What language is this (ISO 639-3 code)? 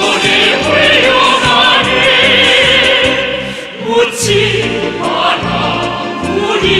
ron